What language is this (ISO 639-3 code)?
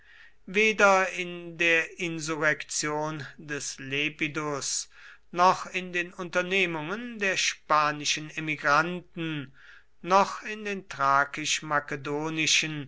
deu